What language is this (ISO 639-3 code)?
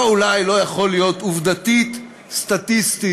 heb